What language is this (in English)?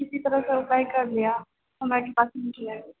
Maithili